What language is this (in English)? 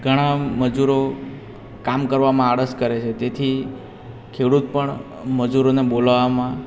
Gujarati